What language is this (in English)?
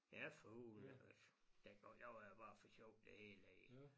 Danish